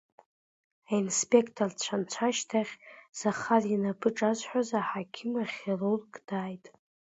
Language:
Abkhazian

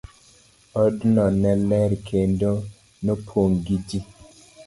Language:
Luo (Kenya and Tanzania)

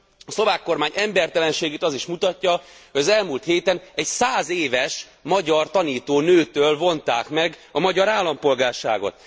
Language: Hungarian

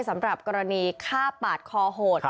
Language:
Thai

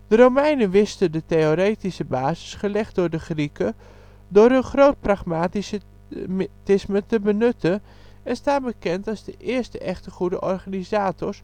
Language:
Dutch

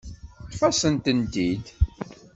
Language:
Kabyle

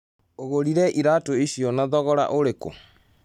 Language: Kikuyu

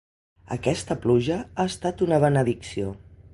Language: Catalan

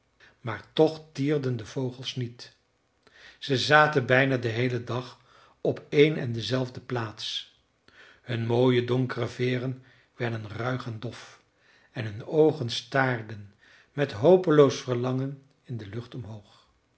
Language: Dutch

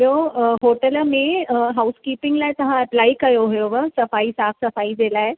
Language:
Sindhi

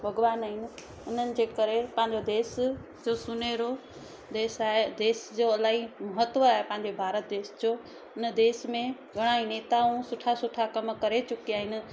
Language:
Sindhi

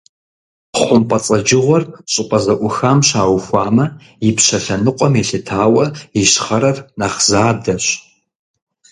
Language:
Kabardian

